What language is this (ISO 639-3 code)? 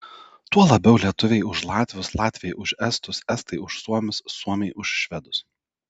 lit